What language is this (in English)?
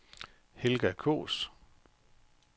Danish